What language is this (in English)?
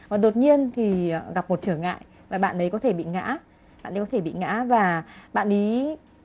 Vietnamese